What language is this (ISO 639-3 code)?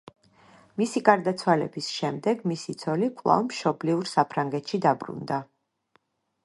kat